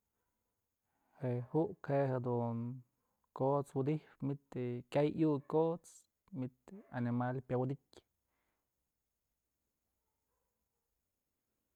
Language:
Mazatlán Mixe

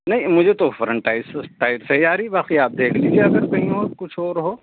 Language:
Urdu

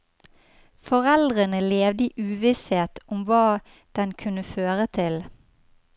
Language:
Norwegian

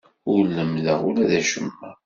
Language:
Kabyle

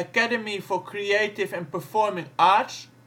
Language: Dutch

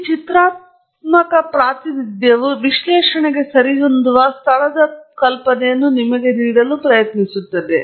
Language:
Kannada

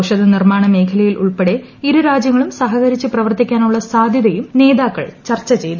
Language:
Malayalam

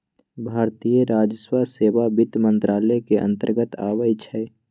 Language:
Magahi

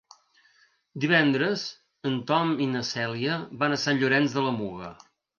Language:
Catalan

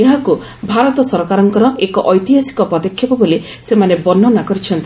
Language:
Odia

